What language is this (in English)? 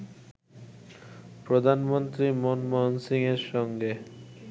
Bangla